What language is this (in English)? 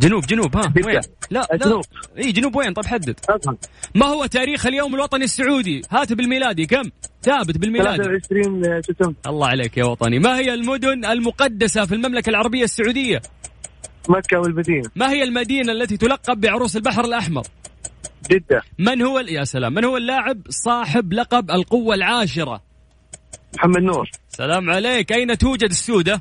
Arabic